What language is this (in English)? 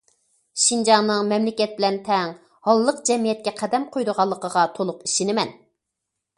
Uyghur